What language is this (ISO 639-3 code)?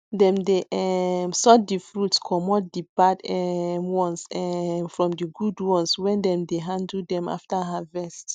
pcm